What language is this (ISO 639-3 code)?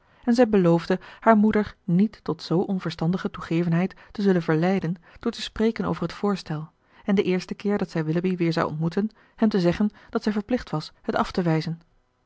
nld